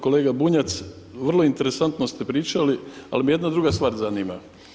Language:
Croatian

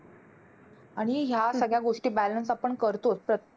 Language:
Marathi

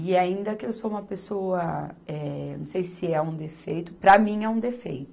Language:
Portuguese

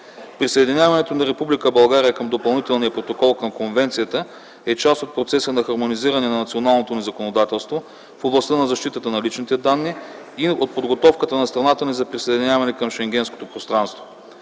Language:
Bulgarian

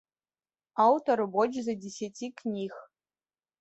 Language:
Belarusian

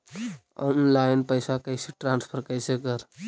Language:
Magahi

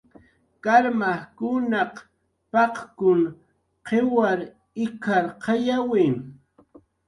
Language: Jaqaru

